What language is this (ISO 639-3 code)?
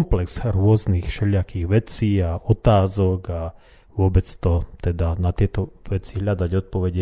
slk